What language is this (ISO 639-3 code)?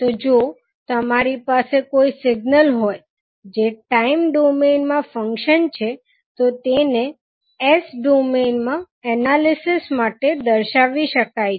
guj